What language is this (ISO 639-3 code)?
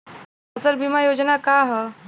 bho